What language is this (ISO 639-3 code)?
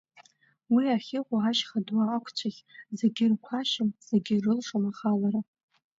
abk